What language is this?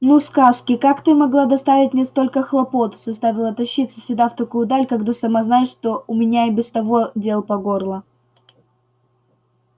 Russian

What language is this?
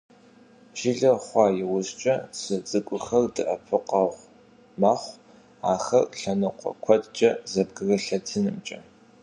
Kabardian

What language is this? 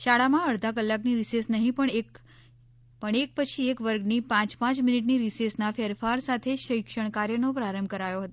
Gujarati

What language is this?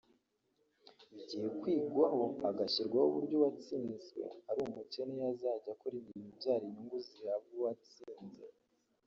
Kinyarwanda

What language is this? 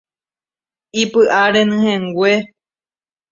Guarani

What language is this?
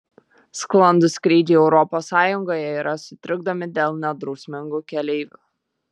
Lithuanian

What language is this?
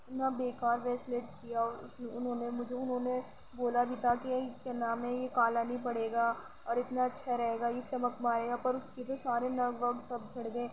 Urdu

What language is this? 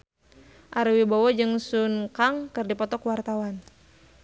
Sundanese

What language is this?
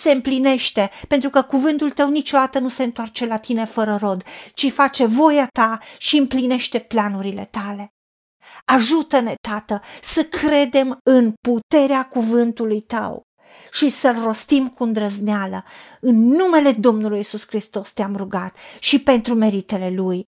Romanian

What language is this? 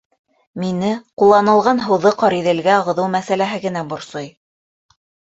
Bashkir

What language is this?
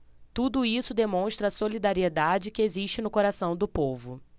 Portuguese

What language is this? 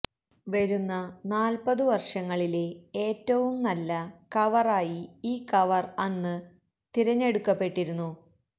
Malayalam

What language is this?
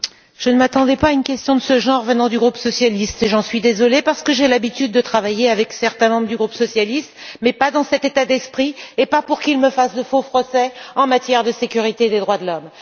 French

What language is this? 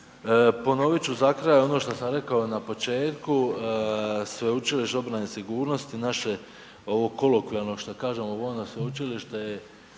Croatian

